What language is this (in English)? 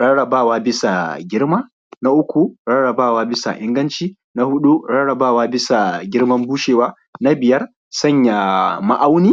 Hausa